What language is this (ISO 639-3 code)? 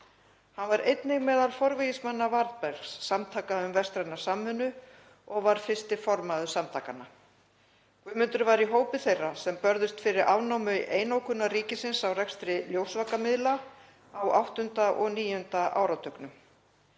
isl